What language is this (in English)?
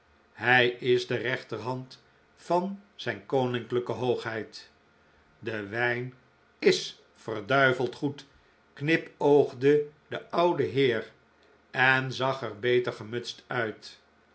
Dutch